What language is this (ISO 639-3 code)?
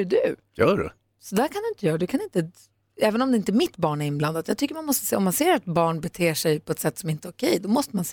swe